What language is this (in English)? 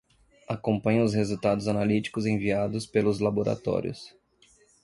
Portuguese